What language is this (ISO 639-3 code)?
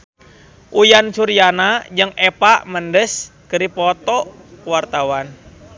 sun